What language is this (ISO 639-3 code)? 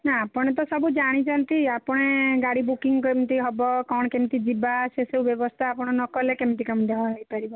ori